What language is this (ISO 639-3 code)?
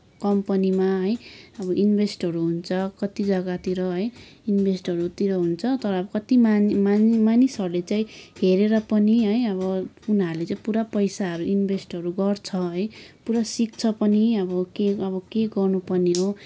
nep